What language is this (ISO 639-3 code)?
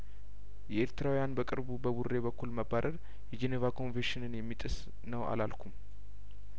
amh